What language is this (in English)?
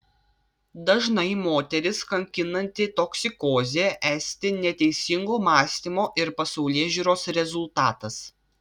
Lithuanian